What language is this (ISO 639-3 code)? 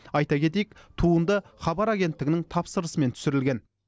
kaz